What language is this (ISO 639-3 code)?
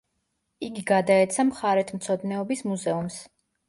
kat